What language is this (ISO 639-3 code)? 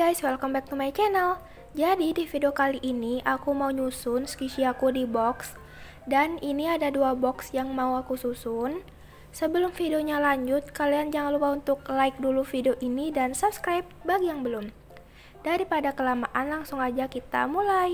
ind